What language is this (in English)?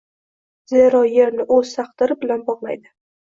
Uzbek